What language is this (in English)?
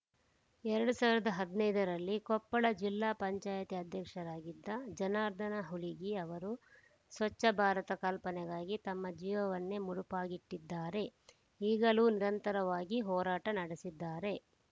Kannada